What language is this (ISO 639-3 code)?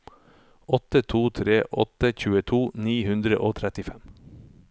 nor